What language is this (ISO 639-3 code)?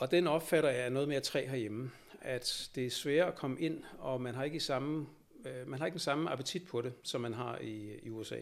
dan